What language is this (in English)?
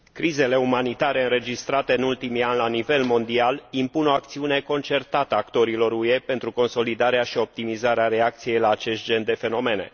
Romanian